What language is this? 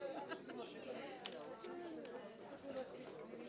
Hebrew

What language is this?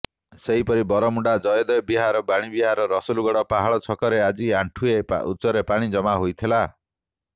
Odia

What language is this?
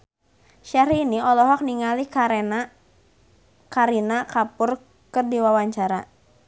Sundanese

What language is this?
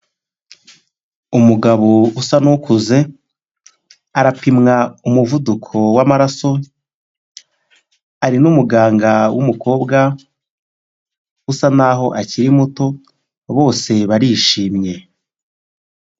Kinyarwanda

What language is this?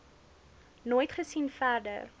Afrikaans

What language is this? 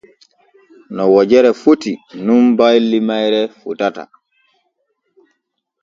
Borgu Fulfulde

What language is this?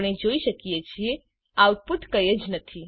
Gujarati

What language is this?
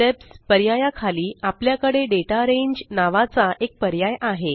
Marathi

